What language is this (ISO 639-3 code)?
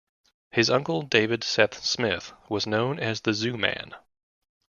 eng